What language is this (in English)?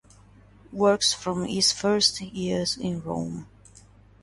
Italian